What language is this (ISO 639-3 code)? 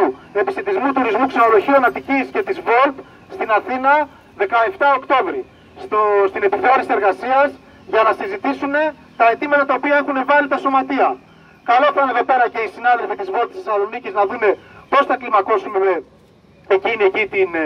ell